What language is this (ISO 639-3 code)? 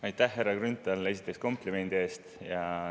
est